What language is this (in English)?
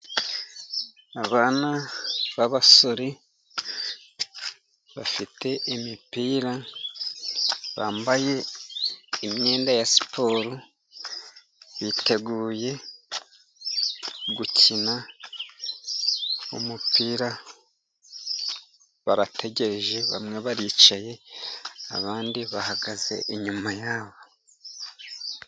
Kinyarwanda